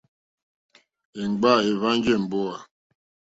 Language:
Mokpwe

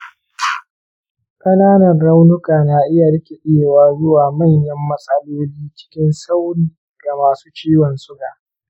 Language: Hausa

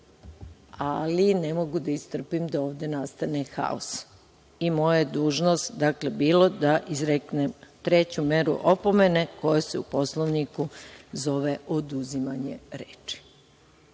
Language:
Serbian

